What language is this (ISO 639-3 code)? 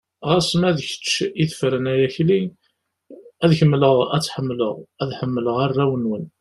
kab